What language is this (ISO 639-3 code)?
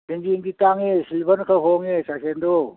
mni